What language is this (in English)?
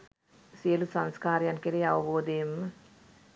Sinhala